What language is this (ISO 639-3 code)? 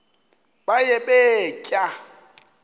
xho